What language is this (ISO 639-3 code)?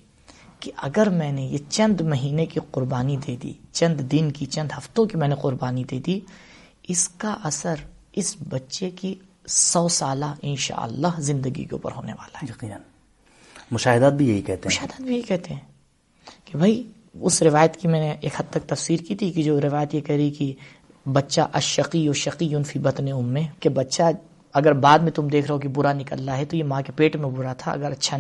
urd